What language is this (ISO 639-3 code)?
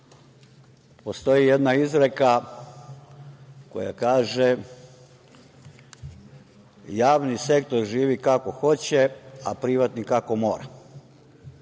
srp